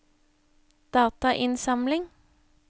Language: Norwegian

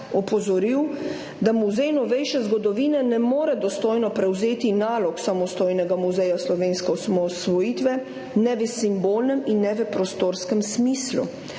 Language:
Slovenian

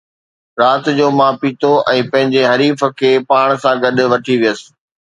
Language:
Sindhi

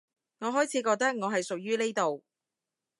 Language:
Cantonese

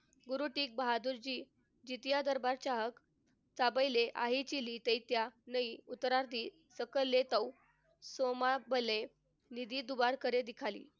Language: Marathi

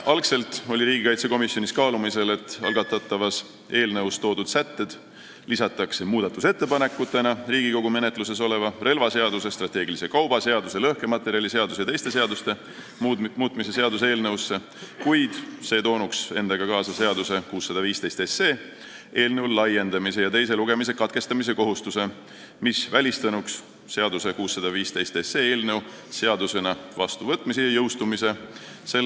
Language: Estonian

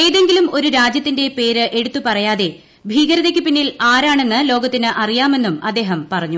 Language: Malayalam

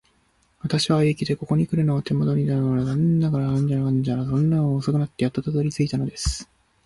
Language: Japanese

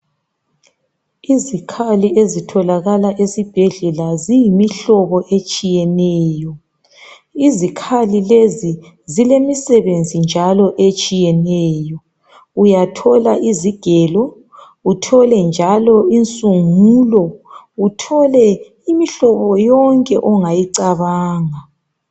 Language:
North Ndebele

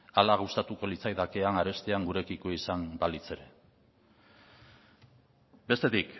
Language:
Basque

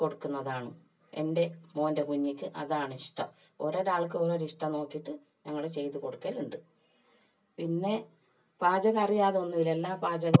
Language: Malayalam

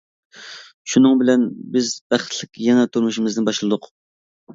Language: Uyghur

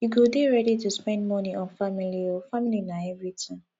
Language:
Nigerian Pidgin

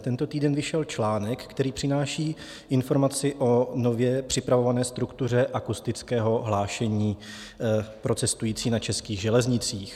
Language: Czech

